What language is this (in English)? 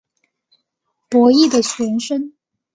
Chinese